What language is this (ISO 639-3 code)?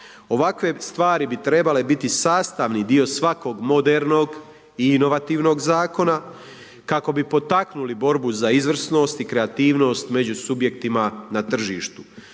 hrv